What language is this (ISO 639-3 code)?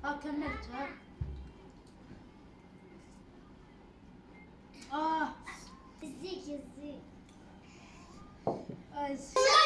ara